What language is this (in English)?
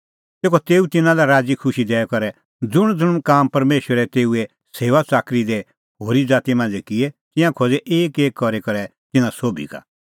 Kullu Pahari